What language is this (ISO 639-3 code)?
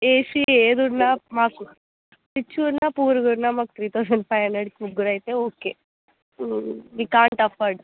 tel